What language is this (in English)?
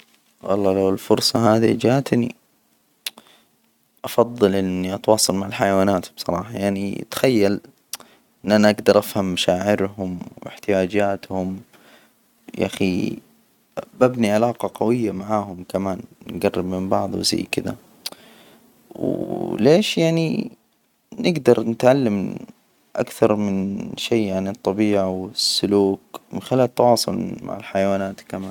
Hijazi Arabic